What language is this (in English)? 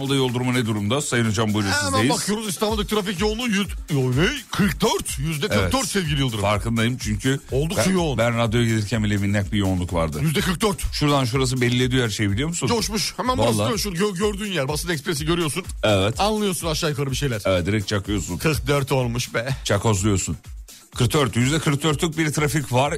Turkish